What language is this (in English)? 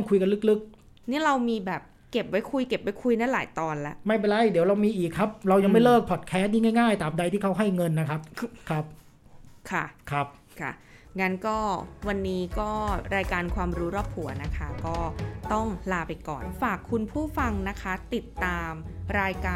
Thai